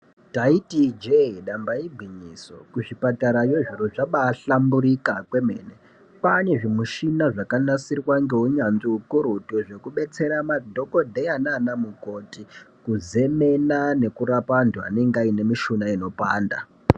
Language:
Ndau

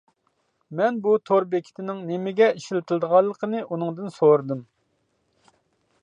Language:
Uyghur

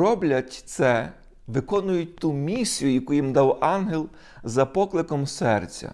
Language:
Ukrainian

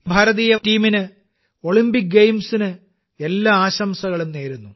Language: Malayalam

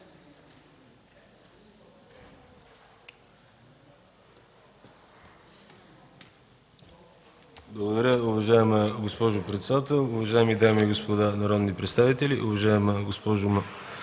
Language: Bulgarian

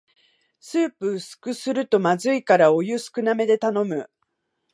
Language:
Japanese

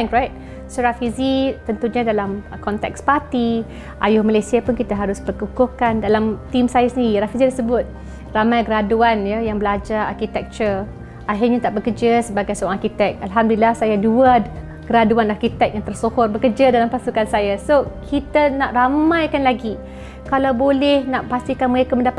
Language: Malay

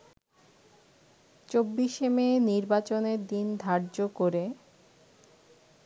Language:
Bangla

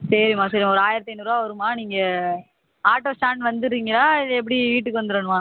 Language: Tamil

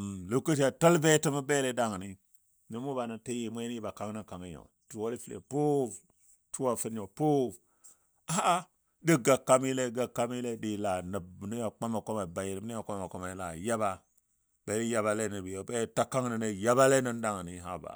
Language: Dadiya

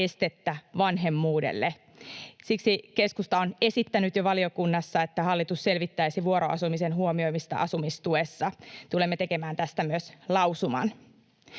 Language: Finnish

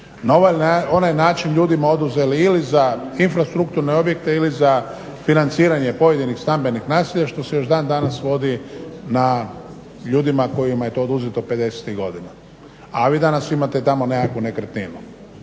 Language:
Croatian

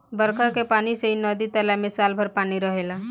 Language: Bhojpuri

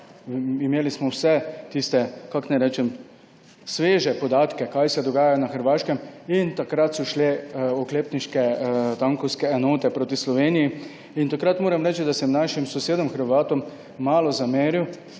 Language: Slovenian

